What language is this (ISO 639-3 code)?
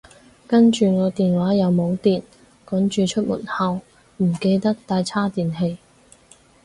yue